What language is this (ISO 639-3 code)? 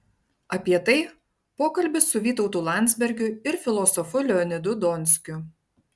lit